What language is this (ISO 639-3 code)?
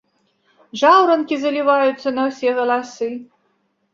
bel